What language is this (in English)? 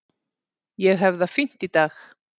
Icelandic